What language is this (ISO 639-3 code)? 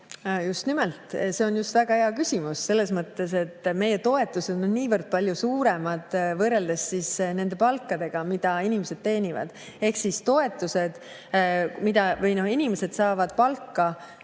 est